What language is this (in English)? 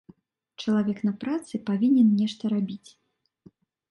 Belarusian